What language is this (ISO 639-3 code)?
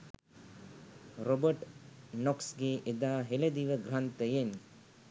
sin